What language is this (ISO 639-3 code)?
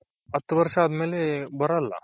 kan